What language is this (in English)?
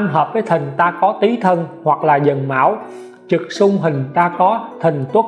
Vietnamese